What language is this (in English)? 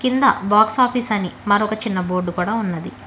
Telugu